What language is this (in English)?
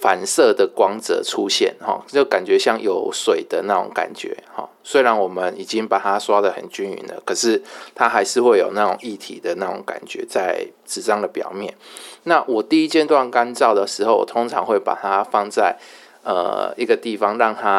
Chinese